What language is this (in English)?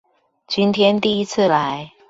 Chinese